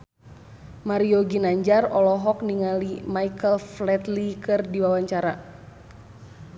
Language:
Sundanese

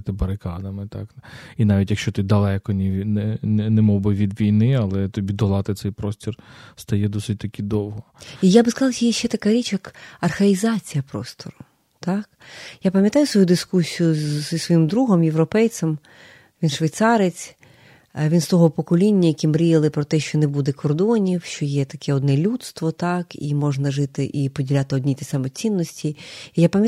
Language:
Ukrainian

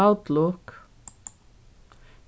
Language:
Faroese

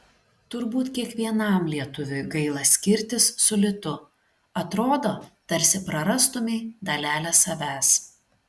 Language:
Lithuanian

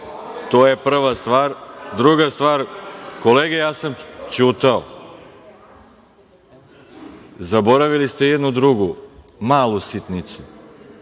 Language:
Serbian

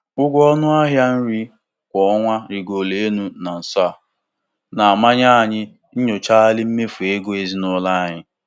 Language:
Igbo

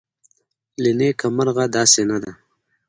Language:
Pashto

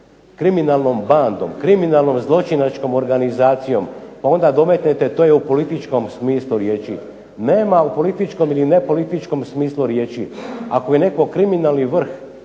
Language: Croatian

